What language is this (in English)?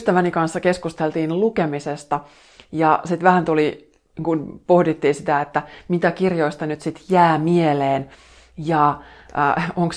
Finnish